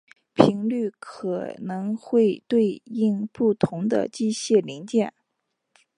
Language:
Chinese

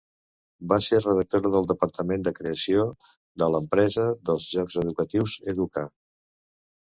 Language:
Catalan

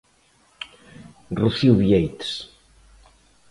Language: Galician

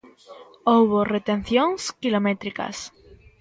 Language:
Galician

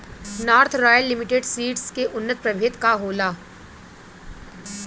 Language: Bhojpuri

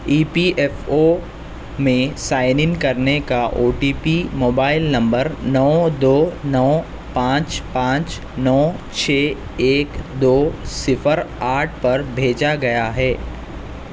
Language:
Urdu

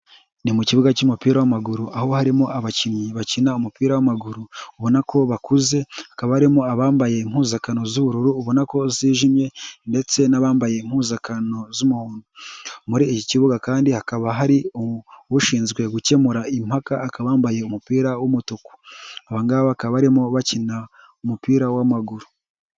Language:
Kinyarwanda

